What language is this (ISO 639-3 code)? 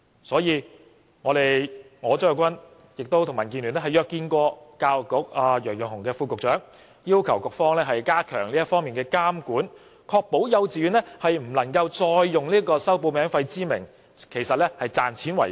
yue